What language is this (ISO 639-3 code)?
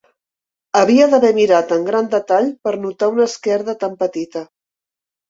cat